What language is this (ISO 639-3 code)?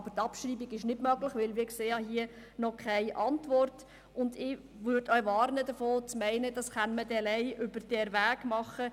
gsw